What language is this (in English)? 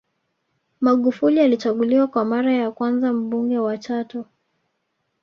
Swahili